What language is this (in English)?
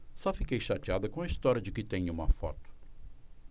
Portuguese